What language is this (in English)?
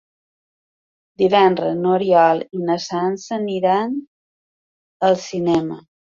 Catalan